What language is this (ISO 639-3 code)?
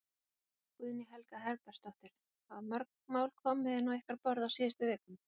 isl